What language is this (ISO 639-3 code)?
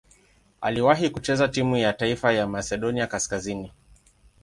swa